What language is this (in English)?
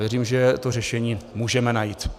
Czech